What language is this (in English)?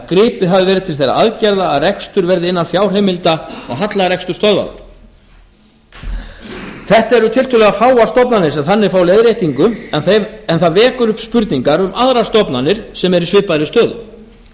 Icelandic